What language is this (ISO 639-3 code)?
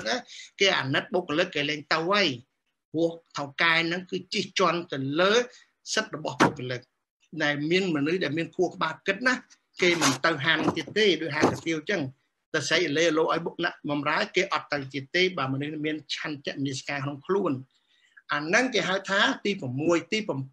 vie